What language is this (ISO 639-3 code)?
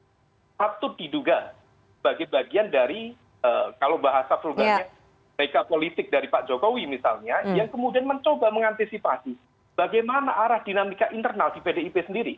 ind